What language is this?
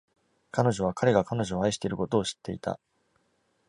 Japanese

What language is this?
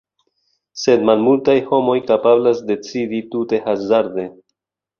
Esperanto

